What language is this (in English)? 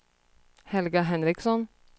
Swedish